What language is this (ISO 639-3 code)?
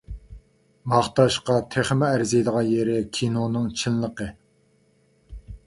uig